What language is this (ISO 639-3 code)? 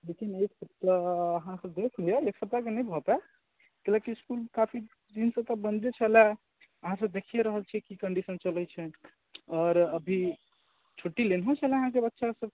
mai